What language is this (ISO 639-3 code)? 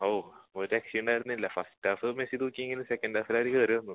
mal